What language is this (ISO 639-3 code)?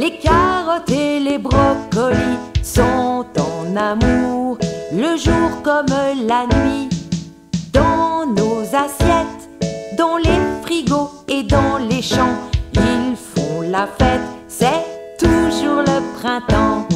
fra